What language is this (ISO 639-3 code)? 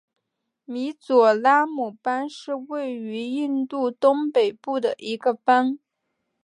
zho